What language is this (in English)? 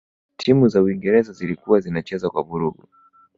Swahili